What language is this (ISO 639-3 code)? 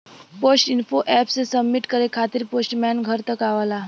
bho